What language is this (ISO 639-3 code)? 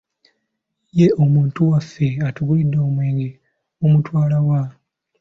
lug